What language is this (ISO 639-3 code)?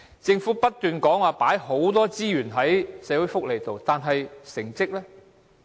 yue